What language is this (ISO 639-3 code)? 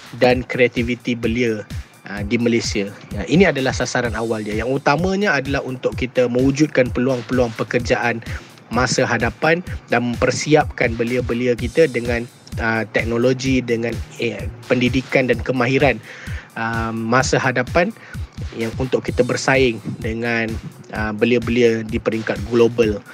msa